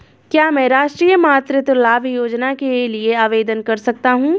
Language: Hindi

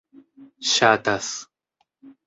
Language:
Esperanto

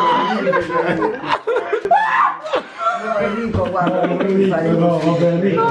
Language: Italian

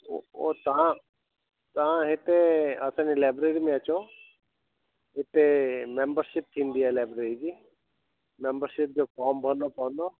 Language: Sindhi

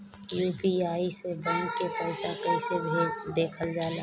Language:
Bhojpuri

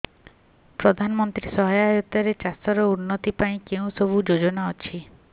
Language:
Odia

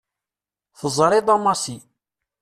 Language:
Kabyle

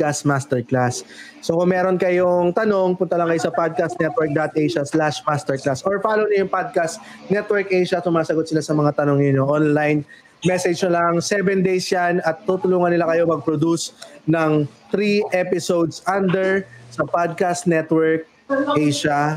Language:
Filipino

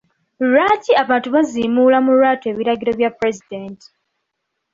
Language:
Ganda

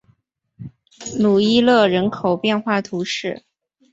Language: Chinese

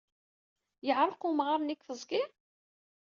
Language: Kabyle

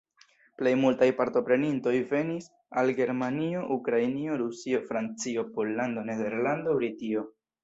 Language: Esperanto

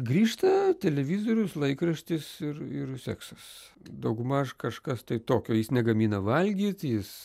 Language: Lithuanian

